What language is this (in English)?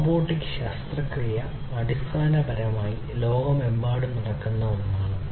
Malayalam